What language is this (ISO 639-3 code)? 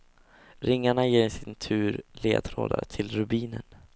swe